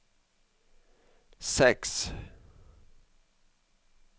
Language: Norwegian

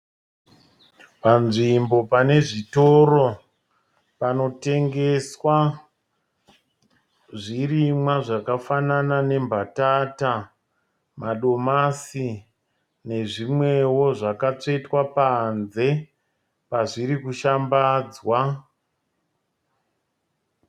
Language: Shona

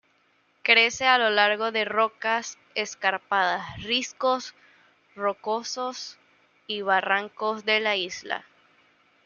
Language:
Spanish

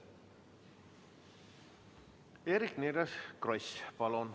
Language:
Estonian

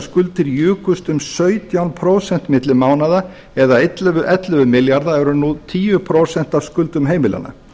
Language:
Icelandic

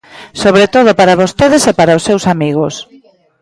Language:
Galician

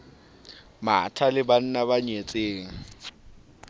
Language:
Southern Sotho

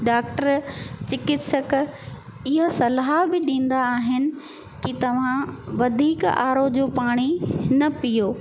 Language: Sindhi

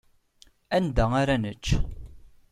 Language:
Kabyle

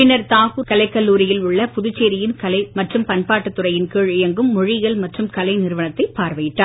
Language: Tamil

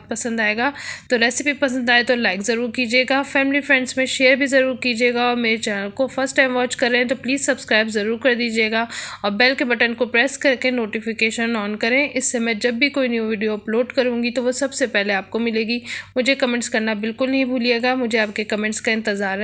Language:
Hindi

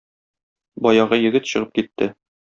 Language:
Tatar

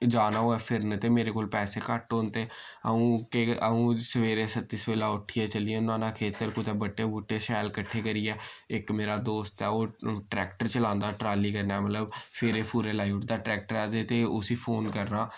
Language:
Dogri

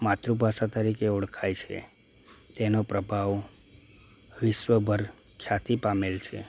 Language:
Gujarati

